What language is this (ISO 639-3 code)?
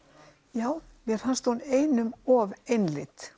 isl